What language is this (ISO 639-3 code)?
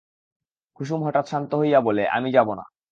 ben